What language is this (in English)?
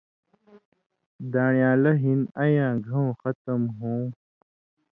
Indus Kohistani